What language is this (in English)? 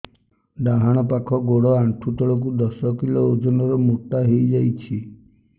Odia